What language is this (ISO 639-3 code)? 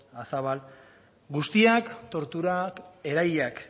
eus